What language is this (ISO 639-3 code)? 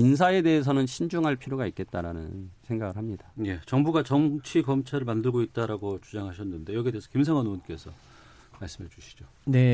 kor